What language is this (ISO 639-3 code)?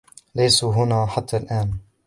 ara